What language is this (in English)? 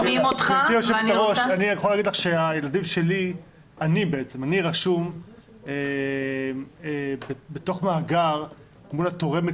Hebrew